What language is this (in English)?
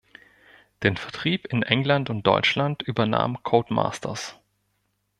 German